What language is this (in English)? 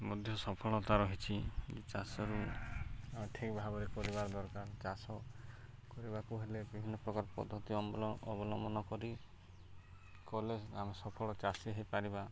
Odia